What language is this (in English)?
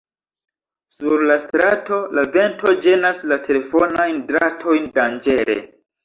Esperanto